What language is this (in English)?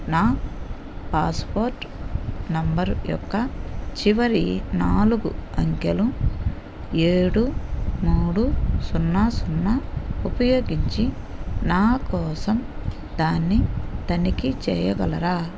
Telugu